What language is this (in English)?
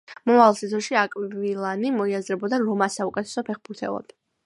Georgian